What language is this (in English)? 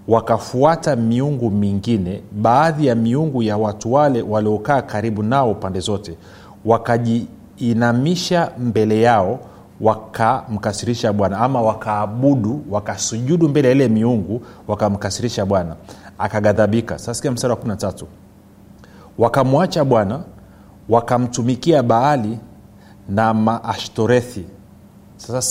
Swahili